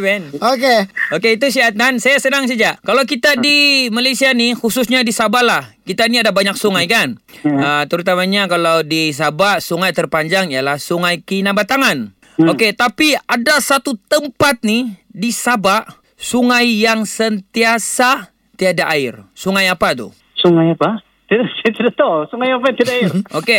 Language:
Malay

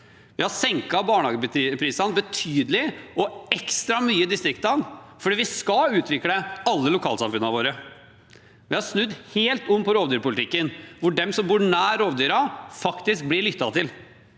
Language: Norwegian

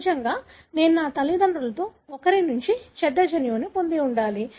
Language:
Telugu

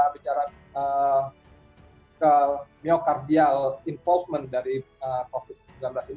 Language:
Indonesian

